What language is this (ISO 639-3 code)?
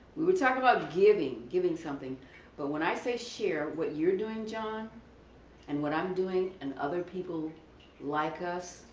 eng